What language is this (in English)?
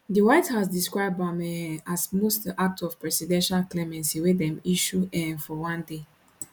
Nigerian Pidgin